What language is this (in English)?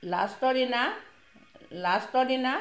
Assamese